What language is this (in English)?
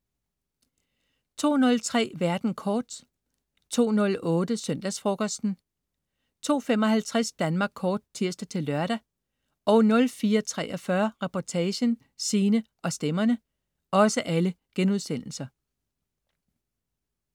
Danish